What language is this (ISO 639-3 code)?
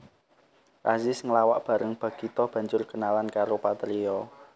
jav